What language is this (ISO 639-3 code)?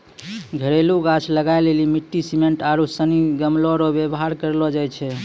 mai